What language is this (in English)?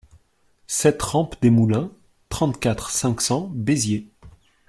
French